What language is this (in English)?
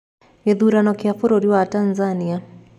Kikuyu